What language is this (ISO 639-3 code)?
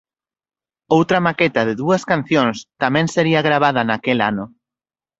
glg